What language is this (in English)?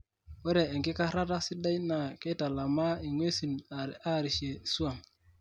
Masai